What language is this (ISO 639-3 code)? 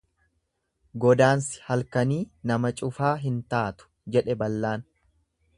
orm